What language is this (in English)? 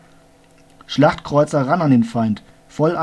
German